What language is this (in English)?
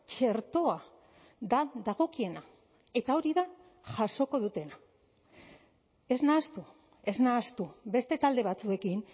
Basque